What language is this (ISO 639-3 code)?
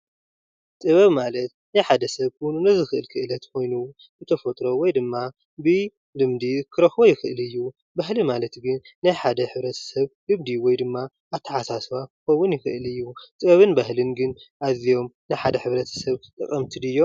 tir